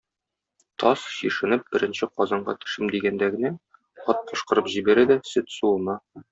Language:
Tatar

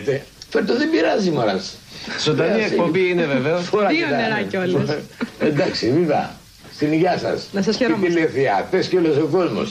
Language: Greek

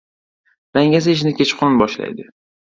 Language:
Uzbek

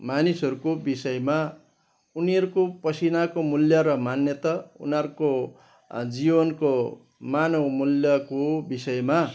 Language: Nepali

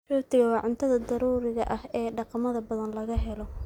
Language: Somali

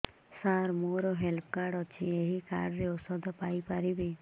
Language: Odia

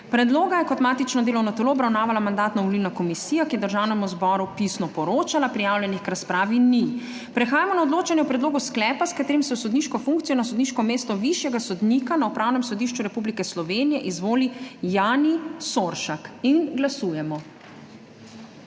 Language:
Slovenian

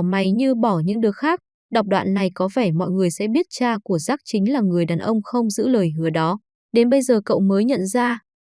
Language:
Vietnamese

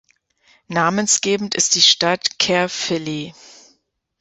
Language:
German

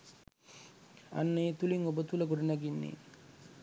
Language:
Sinhala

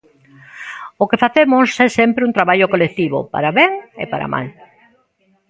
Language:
Galician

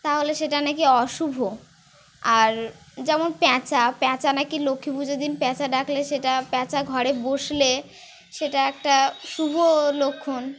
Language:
Bangla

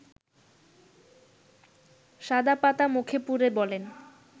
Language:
Bangla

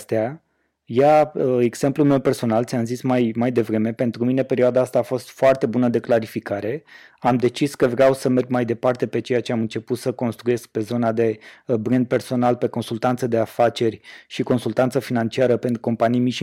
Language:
Romanian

